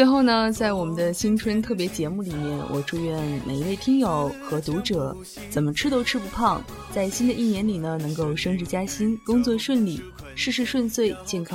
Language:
Chinese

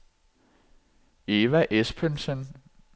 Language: Danish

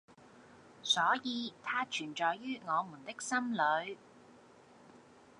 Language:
Cantonese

